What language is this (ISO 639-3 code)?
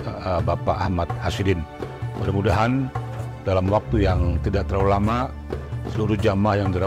ind